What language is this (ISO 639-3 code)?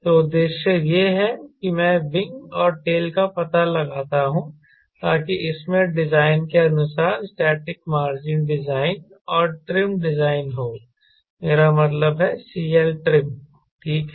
hin